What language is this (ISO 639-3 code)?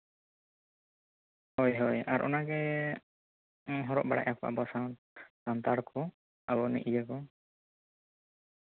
sat